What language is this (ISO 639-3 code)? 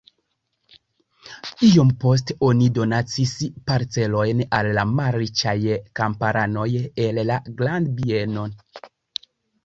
epo